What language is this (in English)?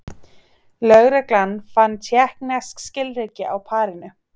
Icelandic